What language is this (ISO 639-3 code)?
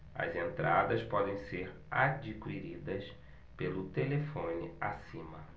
por